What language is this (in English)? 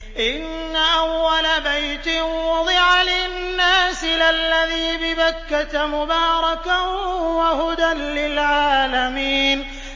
Arabic